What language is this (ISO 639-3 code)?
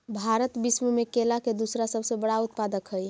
mag